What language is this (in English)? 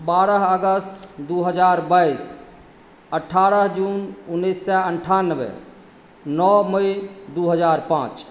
Maithili